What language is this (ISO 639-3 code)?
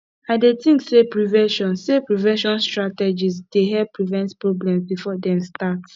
pcm